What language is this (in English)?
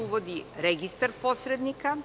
Serbian